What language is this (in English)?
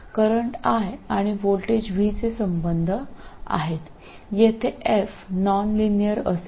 Marathi